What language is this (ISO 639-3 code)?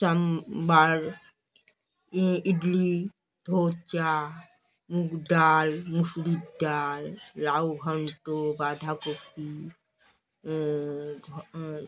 ben